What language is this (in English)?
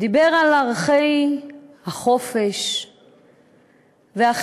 Hebrew